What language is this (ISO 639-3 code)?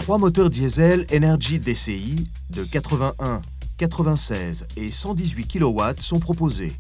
fra